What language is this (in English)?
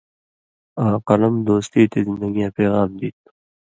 Indus Kohistani